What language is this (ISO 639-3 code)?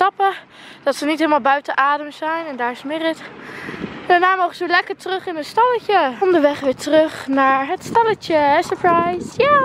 nld